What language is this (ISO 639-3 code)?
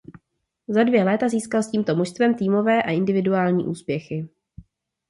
ces